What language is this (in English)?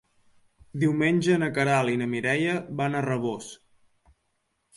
Catalan